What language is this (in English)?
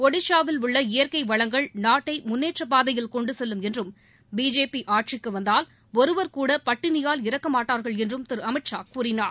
Tamil